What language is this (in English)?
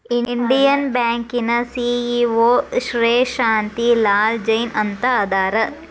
Kannada